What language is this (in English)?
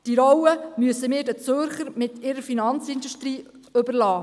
Swiss German